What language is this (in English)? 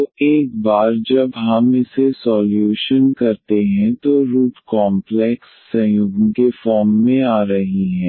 Hindi